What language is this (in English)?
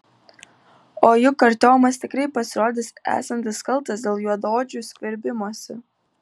Lithuanian